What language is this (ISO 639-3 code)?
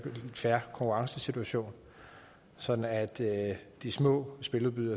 dan